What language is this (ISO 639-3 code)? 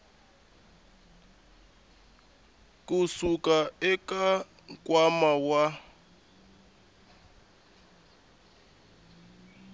tso